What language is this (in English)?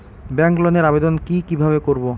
Bangla